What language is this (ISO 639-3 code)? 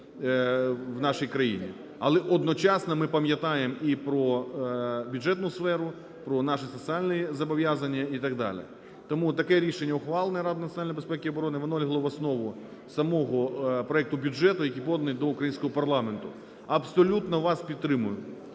ukr